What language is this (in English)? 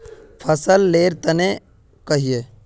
Magahi